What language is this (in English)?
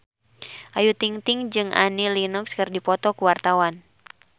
Sundanese